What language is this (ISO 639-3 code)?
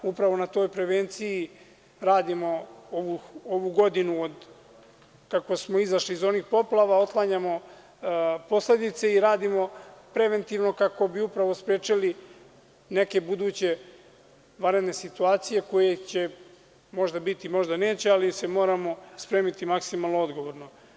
srp